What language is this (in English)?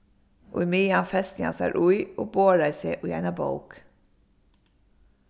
Faroese